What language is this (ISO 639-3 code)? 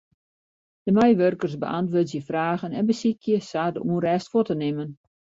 fry